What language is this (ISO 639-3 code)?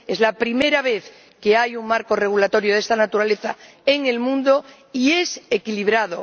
spa